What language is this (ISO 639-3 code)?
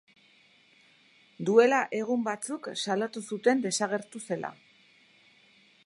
eus